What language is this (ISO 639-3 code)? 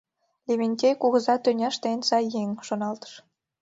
chm